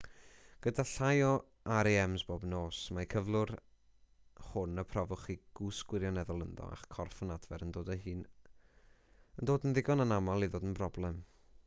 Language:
Welsh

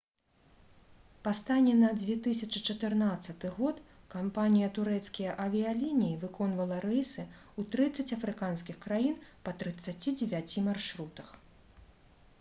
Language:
Belarusian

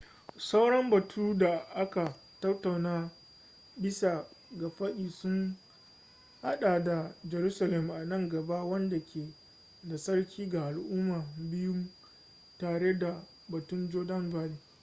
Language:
Hausa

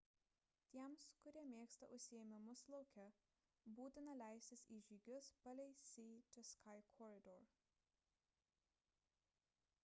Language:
Lithuanian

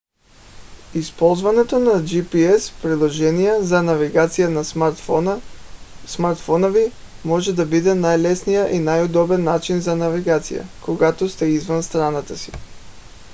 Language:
Bulgarian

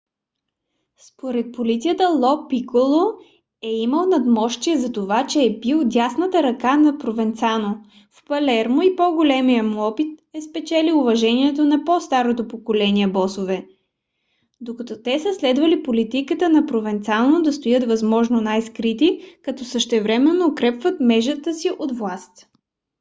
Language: Bulgarian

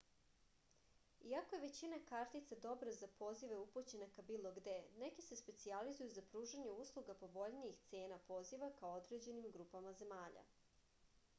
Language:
Serbian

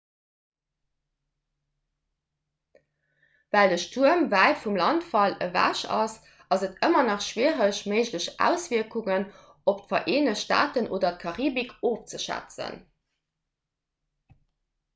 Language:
Luxembourgish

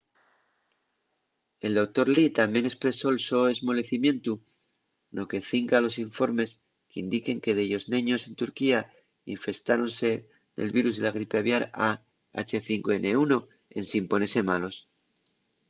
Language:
Asturian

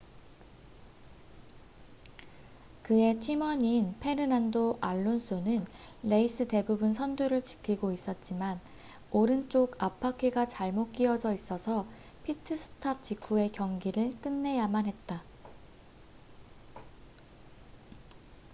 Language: Korean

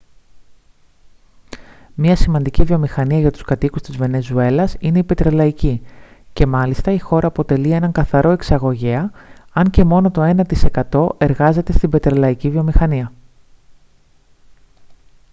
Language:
Greek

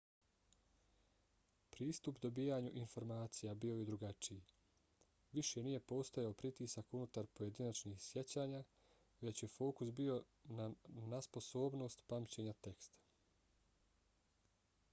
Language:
Bosnian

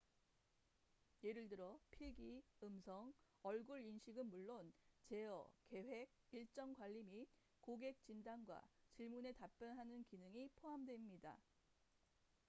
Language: Korean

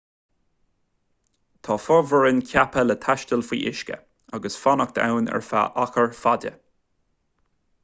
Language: Irish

